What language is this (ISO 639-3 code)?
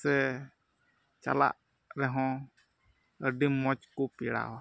sat